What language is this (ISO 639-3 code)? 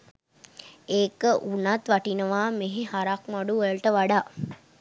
sin